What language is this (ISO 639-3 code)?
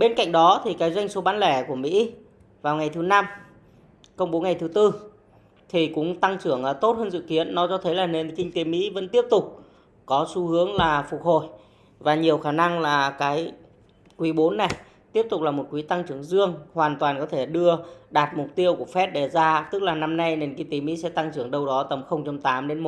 vie